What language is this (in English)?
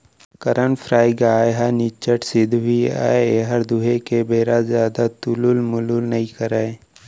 Chhattisgarhi